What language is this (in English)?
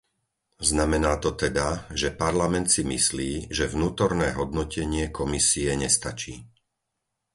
Slovak